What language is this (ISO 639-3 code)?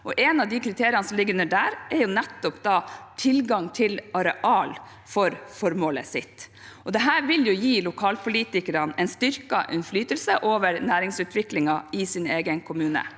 nor